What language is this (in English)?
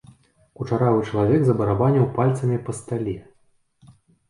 Belarusian